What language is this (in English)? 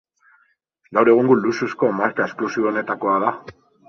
Basque